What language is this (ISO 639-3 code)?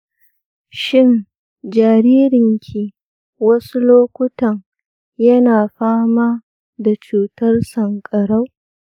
hau